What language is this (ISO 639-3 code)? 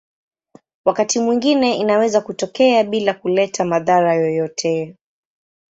swa